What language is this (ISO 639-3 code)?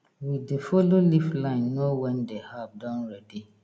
pcm